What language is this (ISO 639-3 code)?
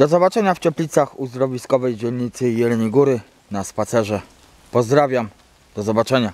pol